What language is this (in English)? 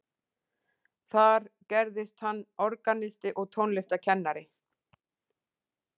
Icelandic